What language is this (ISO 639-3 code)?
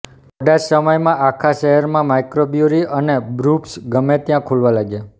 guj